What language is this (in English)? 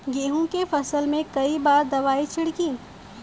Bhojpuri